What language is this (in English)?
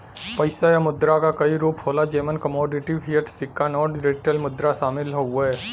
Bhojpuri